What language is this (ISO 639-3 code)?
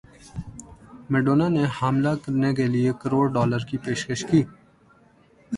urd